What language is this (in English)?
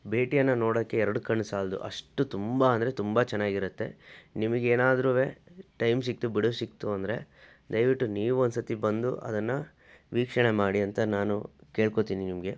Kannada